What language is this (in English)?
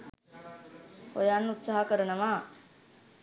Sinhala